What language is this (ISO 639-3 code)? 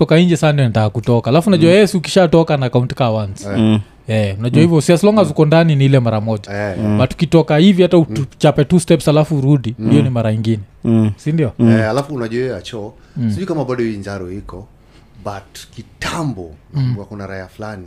swa